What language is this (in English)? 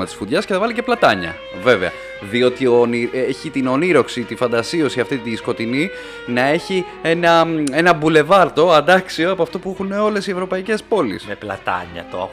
Greek